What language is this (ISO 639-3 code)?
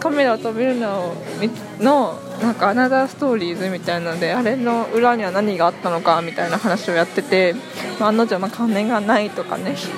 jpn